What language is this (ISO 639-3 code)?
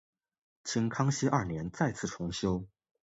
zho